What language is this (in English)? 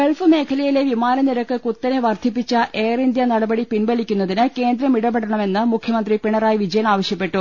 Malayalam